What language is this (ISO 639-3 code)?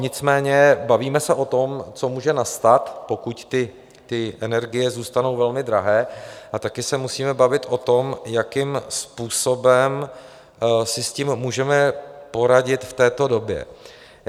ces